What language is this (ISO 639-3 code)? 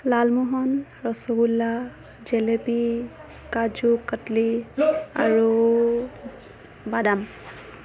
asm